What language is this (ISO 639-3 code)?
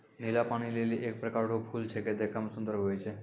mai